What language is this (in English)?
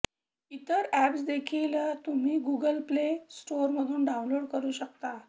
Marathi